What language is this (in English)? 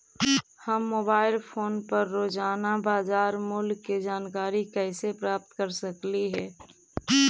Magahi